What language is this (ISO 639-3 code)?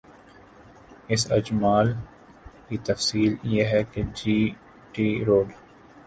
urd